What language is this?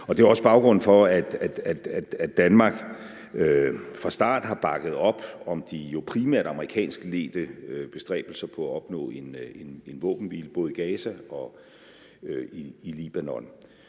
Danish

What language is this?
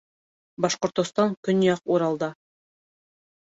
Bashkir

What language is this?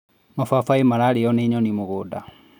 Kikuyu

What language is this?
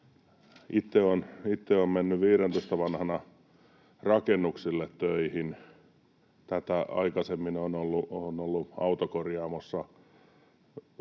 Finnish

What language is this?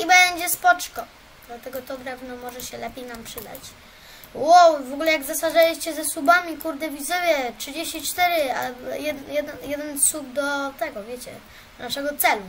Polish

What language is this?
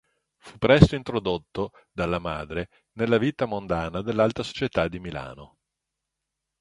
Italian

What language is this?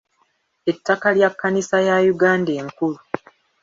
Ganda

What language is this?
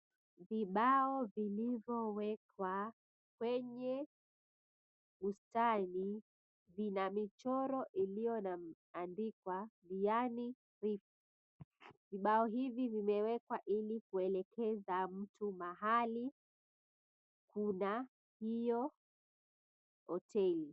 Swahili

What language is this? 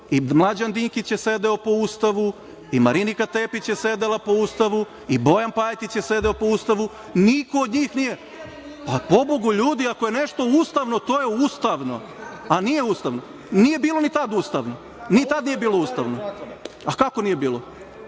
Serbian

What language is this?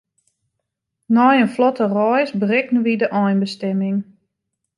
Western Frisian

